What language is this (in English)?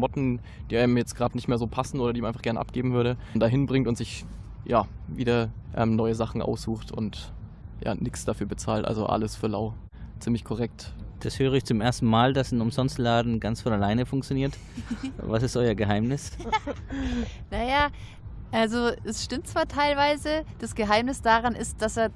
German